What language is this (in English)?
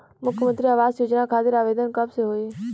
Bhojpuri